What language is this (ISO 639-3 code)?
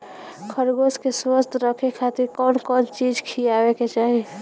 bho